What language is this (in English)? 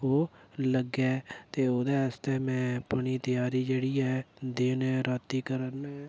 Dogri